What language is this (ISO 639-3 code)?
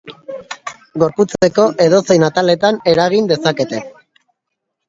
eus